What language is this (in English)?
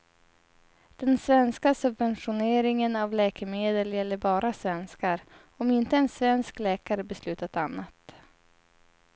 Swedish